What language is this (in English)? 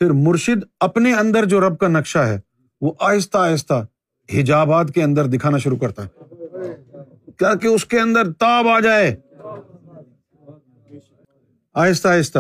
Urdu